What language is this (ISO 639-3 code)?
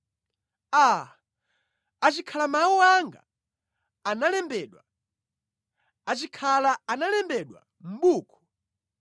nya